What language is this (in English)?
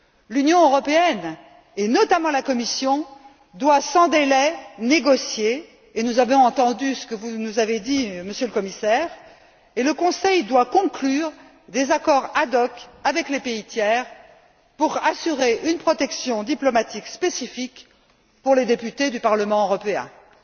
French